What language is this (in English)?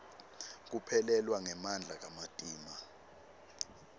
Swati